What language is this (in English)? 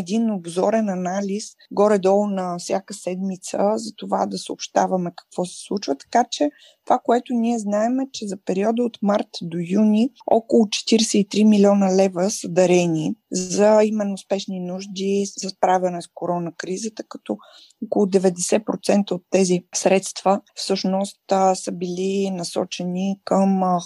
Bulgarian